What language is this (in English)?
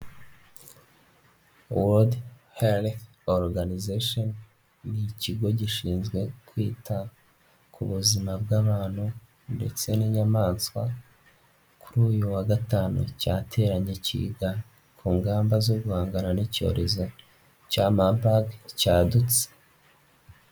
Kinyarwanda